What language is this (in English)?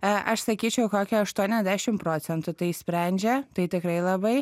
Lithuanian